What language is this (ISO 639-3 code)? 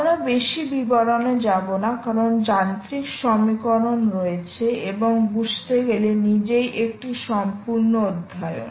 ben